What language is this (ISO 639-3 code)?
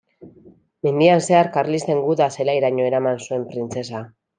eus